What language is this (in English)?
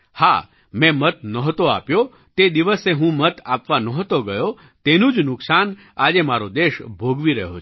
Gujarati